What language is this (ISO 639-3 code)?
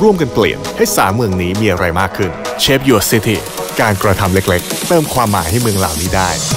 tha